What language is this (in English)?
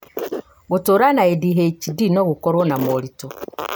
Kikuyu